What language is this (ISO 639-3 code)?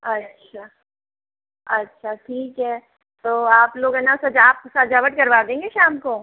hin